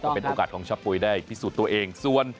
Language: Thai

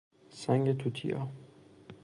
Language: Persian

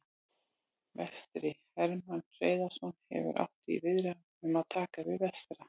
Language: Icelandic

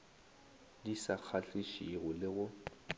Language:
Northern Sotho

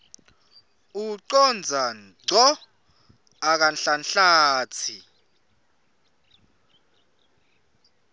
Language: Swati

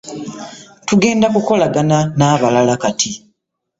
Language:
Ganda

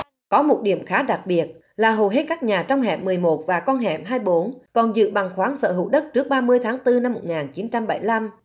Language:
Vietnamese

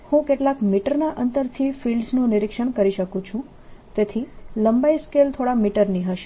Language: Gujarati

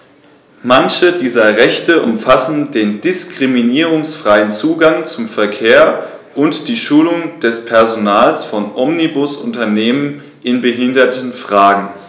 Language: German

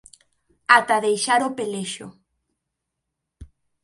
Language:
Galician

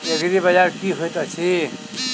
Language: Maithili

